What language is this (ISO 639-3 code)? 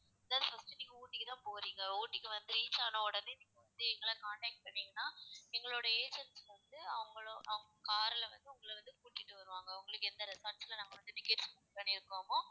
tam